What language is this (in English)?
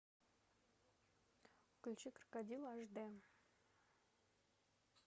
Russian